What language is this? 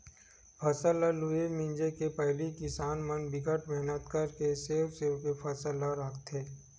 Chhattisgarhi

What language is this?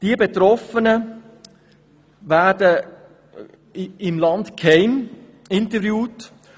Swiss German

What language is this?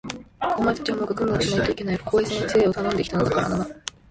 Japanese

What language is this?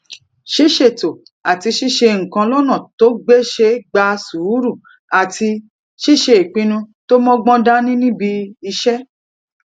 Yoruba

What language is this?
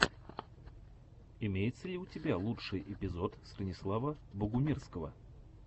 Russian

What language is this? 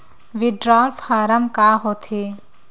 Chhattisgarhi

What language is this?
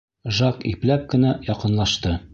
Bashkir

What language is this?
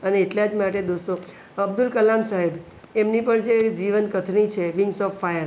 Gujarati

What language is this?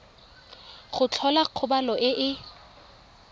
Tswana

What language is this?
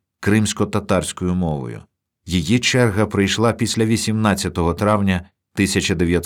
Ukrainian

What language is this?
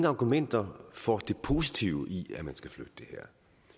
Danish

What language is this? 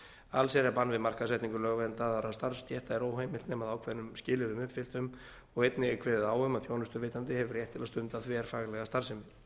Icelandic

